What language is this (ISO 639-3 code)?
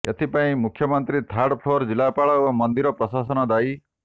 ori